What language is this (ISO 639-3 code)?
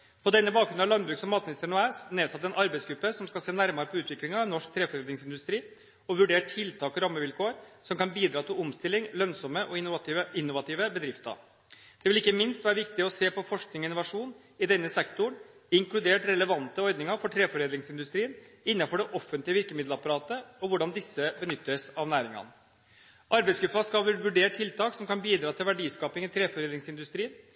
nob